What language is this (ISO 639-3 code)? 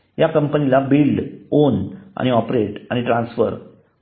mar